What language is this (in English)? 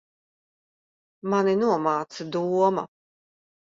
Latvian